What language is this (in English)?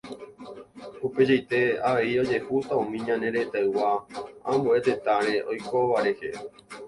Guarani